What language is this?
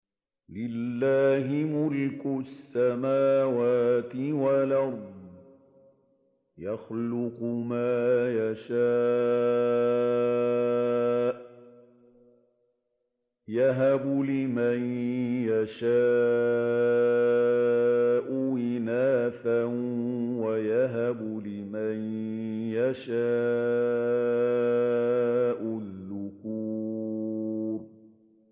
Arabic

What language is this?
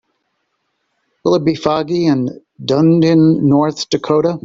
English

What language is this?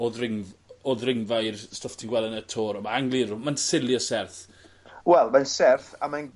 Welsh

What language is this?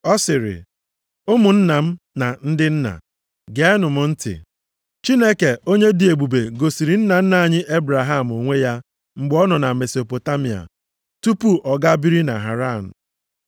Igbo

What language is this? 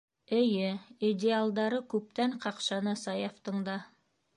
Bashkir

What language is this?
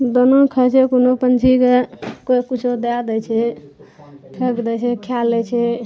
Maithili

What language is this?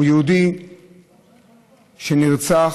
Hebrew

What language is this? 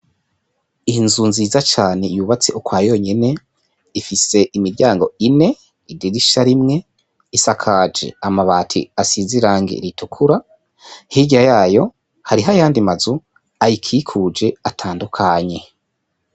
Rundi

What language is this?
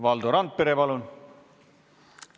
Estonian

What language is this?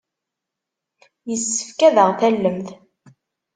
Kabyle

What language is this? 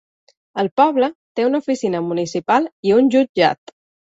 Catalan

